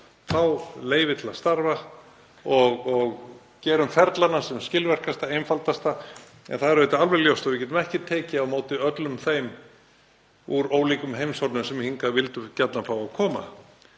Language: Icelandic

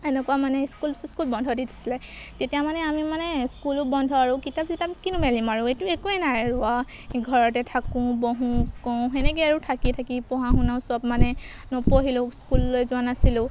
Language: Assamese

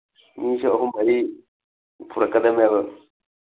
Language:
Manipuri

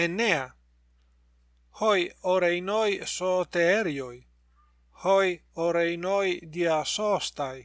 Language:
Greek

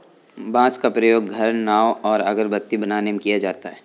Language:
Hindi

